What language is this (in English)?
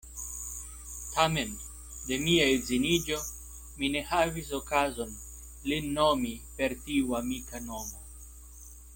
Esperanto